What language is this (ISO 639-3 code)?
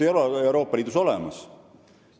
est